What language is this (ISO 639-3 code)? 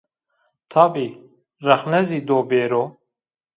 zza